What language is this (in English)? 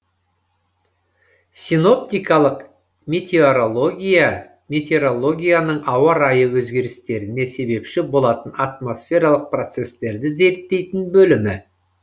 Kazakh